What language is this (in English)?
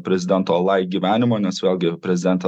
Lithuanian